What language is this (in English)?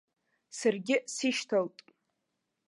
Abkhazian